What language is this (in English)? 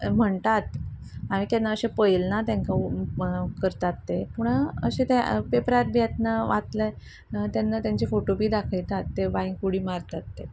Konkani